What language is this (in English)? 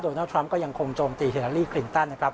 Thai